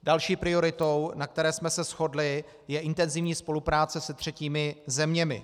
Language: Czech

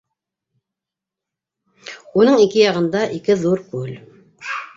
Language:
Bashkir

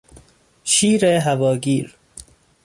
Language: Persian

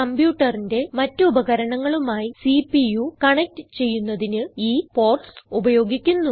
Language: Malayalam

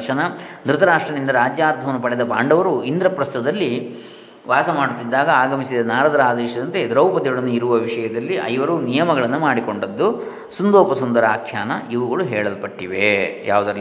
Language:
Kannada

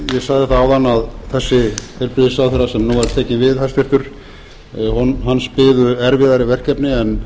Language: Icelandic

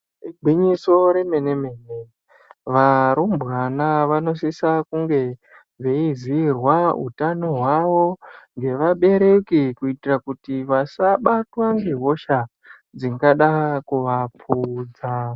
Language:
Ndau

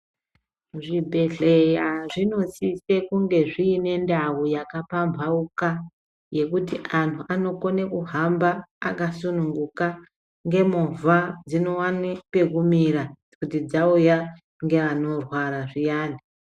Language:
Ndau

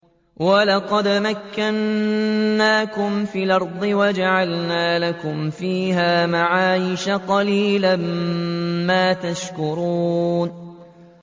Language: Arabic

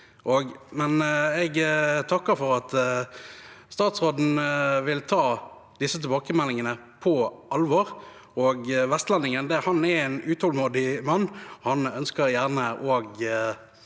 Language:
Norwegian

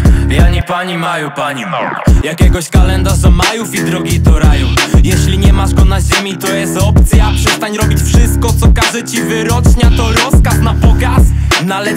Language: Polish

